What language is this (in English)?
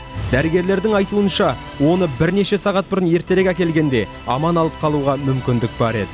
Kazakh